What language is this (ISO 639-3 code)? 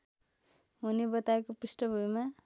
nep